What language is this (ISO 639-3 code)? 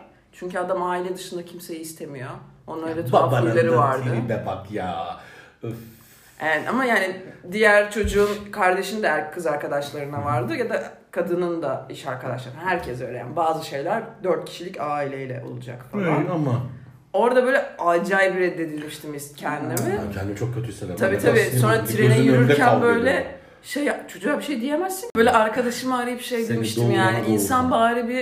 tur